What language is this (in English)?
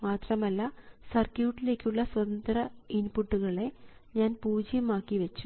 Malayalam